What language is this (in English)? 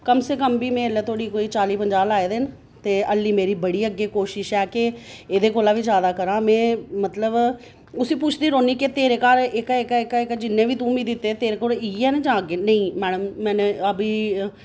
Dogri